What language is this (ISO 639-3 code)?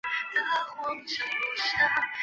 zho